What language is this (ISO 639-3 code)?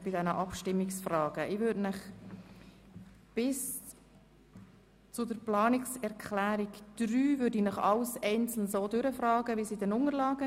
gsw